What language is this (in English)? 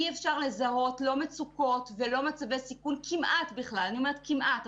Hebrew